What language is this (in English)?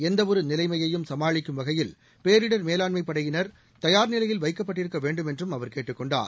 Tamil